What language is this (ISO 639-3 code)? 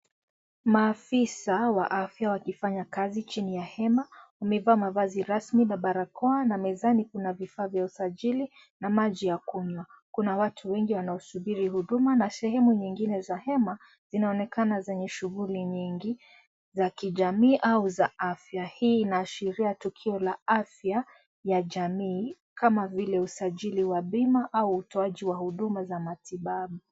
swa